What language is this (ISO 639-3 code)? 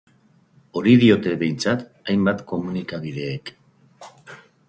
eus